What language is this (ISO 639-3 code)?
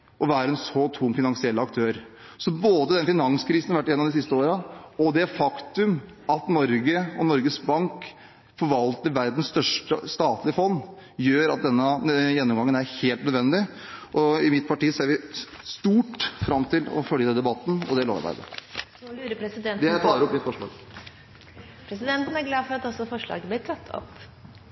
nor